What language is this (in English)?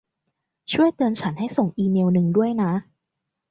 Thai